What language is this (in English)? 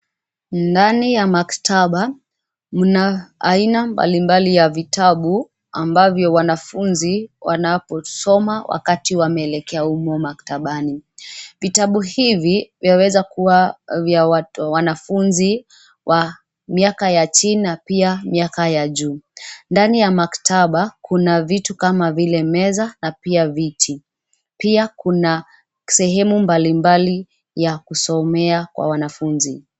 Swahili